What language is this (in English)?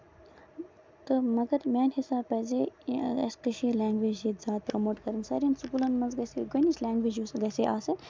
Kashmiri